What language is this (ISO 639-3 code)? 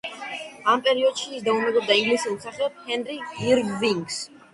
kat